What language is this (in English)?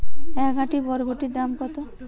Bangla